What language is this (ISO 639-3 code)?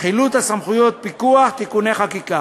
heb